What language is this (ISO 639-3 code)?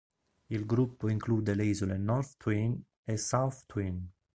ita